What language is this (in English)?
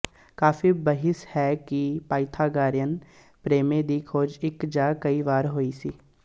Punjabi